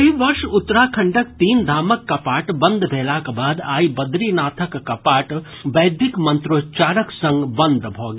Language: Maithili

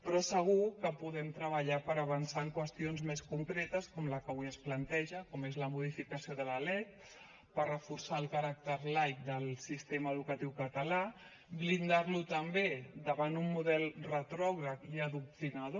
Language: Catalan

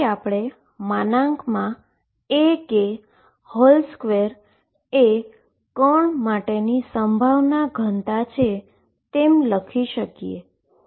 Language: Gujarati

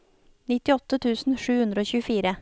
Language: Norwegian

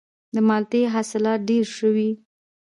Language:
Pashto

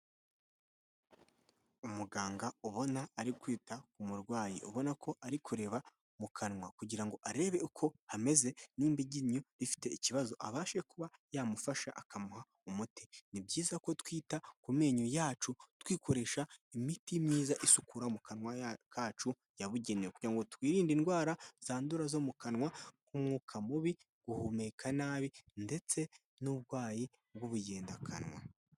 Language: Kinyarwanda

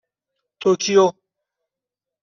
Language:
Persian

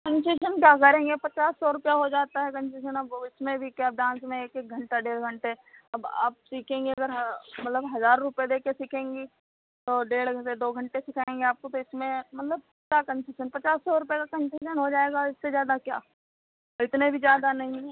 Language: Hindi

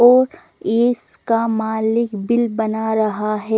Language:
Hindi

